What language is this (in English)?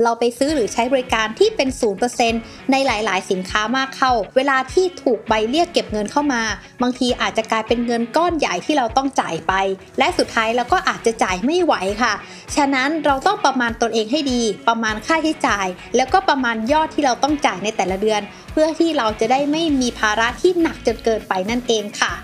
Thai